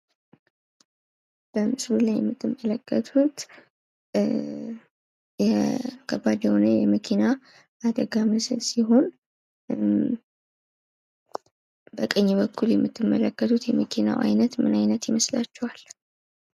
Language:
Amharic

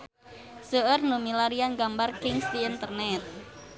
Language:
Sundanese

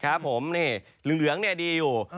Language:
Thai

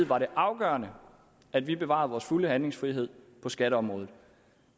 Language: Danish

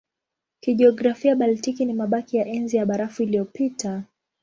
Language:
Swahili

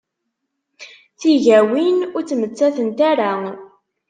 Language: Kabyle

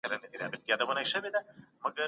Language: Pashto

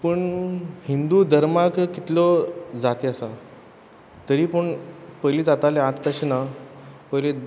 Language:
Konkani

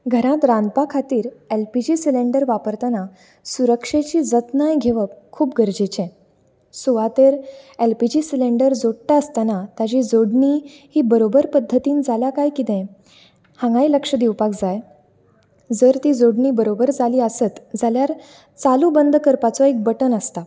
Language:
Konkani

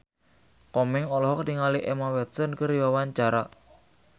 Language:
Sundanese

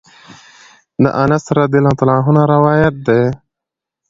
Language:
Pashto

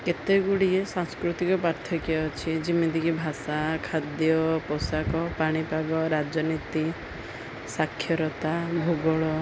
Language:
Odia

